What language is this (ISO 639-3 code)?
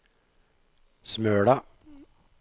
nor